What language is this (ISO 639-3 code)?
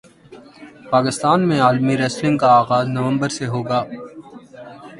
urd